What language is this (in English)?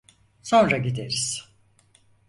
Turkish